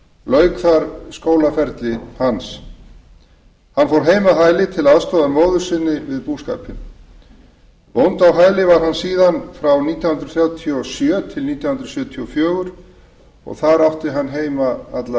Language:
Icelandic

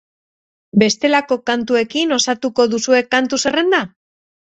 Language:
Basque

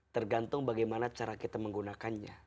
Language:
Indonesian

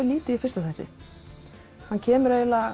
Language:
Icelandic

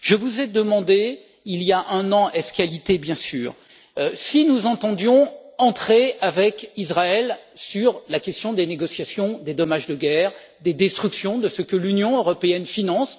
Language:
French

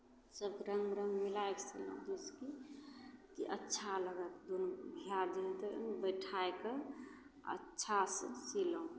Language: Maithili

